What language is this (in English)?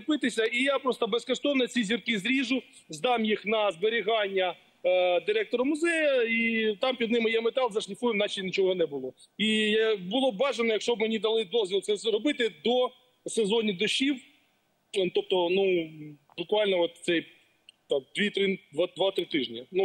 Ukrainian